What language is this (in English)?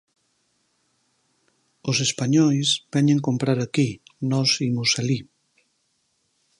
Galician